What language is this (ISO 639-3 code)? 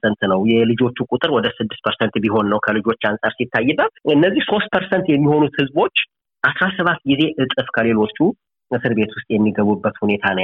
amh